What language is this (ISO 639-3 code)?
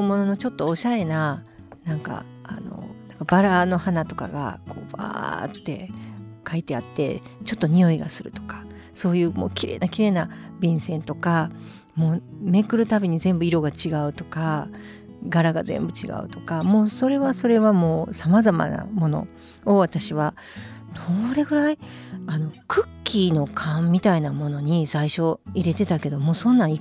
jpn